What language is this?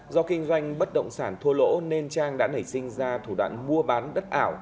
Vietnamese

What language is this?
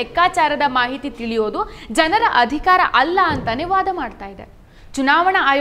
Kannada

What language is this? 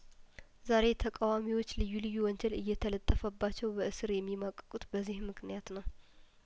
Amharic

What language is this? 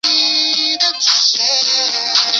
Chinese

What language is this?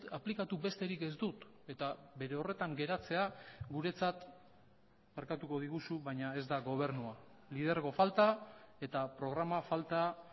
Basque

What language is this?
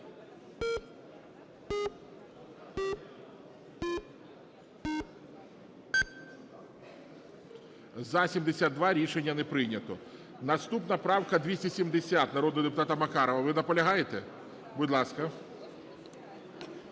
Ukrainian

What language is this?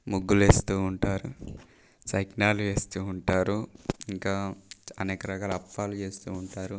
Telugu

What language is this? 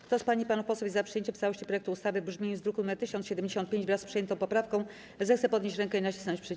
Polish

